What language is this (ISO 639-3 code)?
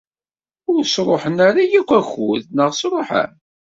kab